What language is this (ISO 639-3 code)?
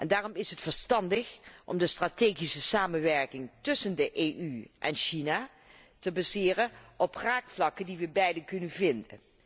nld